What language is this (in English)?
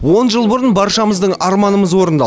Kazakh